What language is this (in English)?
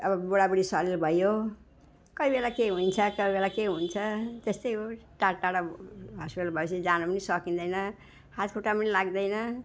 Nepali